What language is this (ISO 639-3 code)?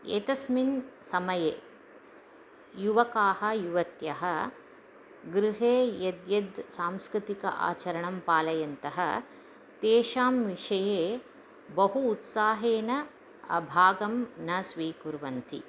san